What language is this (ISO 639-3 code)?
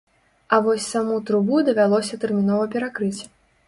bel